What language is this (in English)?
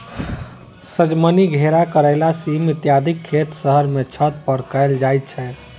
Maithili